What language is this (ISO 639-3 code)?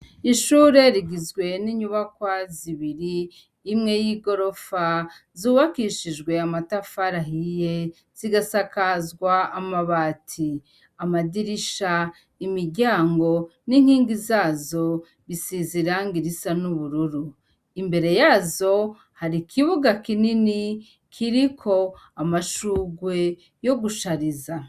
run